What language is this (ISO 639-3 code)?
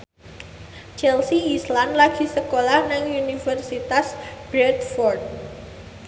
jav